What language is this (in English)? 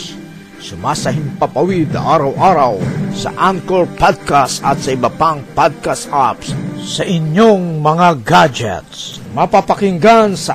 Filipino